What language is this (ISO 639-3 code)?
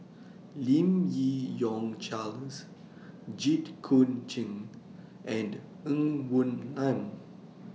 eng